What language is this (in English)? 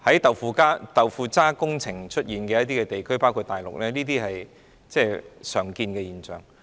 Cantonese